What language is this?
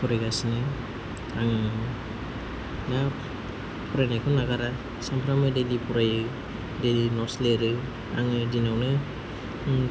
Bodo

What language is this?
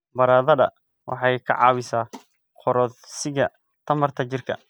Somali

